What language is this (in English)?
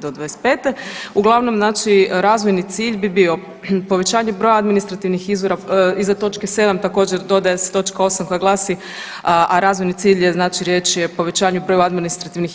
Croatian